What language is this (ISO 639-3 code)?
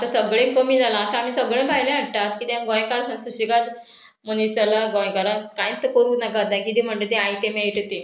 kok